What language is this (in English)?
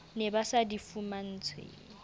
Southern Sotho